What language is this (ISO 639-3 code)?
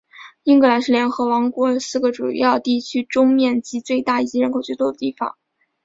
zho